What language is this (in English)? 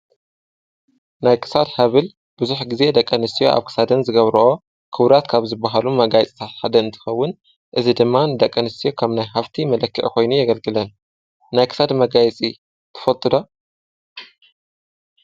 Tigrinya